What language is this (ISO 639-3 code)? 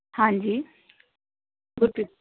pan